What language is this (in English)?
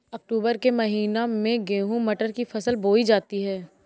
Hindi